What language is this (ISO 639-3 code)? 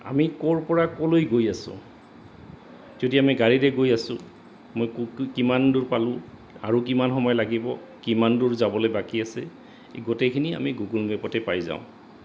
asm